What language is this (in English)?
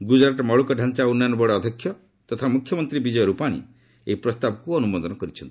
Odia